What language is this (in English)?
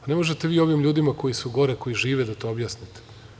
Serbian